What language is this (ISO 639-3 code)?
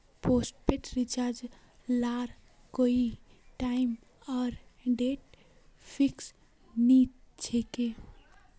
mag